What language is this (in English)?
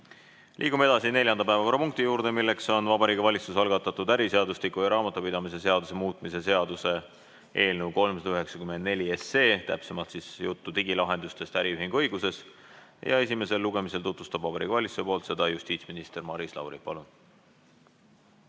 Estonian